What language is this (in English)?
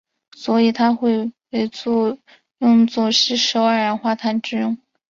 Chinese